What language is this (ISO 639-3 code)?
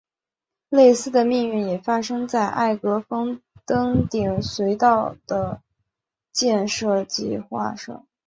zho